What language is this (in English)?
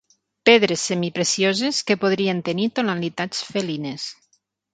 Catalan